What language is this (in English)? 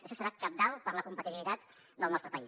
Catalan